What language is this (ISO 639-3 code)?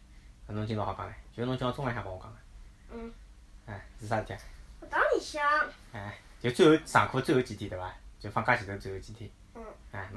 zho